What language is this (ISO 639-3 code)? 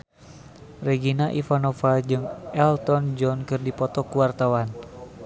sun